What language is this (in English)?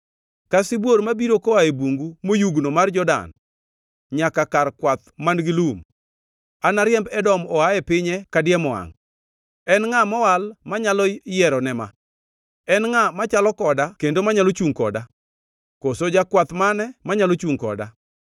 Luo (Kenya and Tanzania)